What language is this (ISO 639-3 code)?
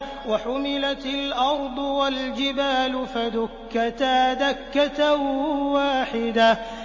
ara